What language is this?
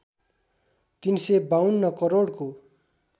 Nepali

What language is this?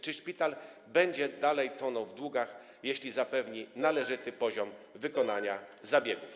Polish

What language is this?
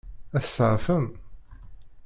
Kabyle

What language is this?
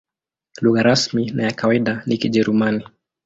Swahili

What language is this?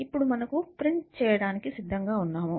Telugu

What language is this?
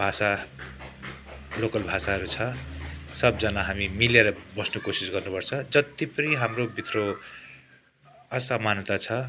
Nepali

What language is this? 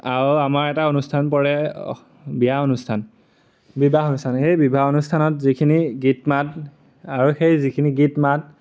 Assamese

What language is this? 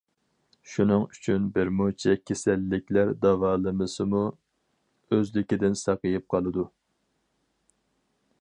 Uyghur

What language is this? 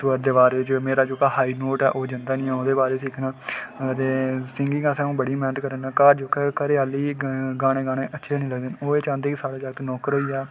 Dogri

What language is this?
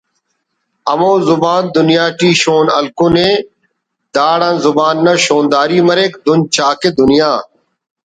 Brahui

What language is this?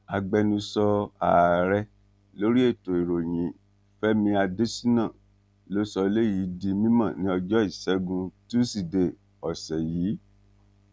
Yoruba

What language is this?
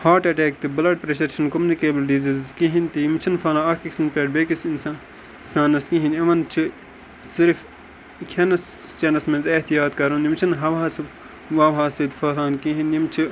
Kashmiri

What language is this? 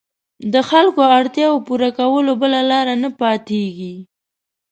Pashto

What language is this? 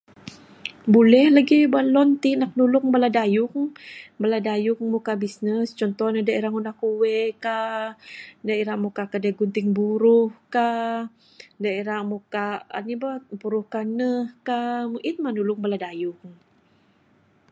Bukar-Sadung Bidayuh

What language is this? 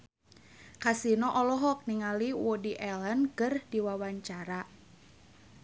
Sundanese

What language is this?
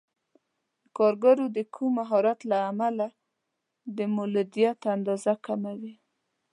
Pashto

